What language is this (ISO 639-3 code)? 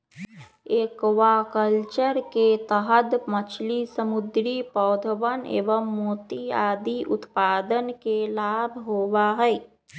mag